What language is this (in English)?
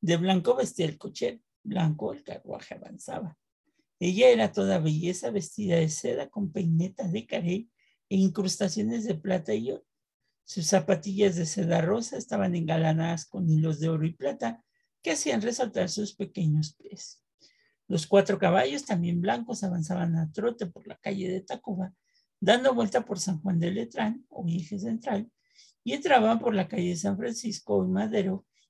Spanish